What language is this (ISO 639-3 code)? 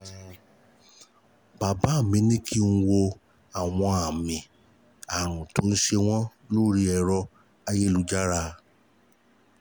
yor